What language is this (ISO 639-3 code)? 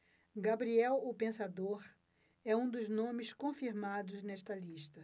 por